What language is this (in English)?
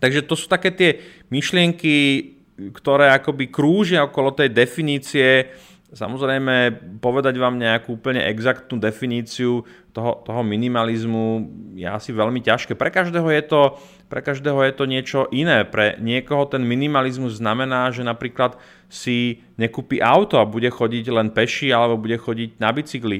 Slovak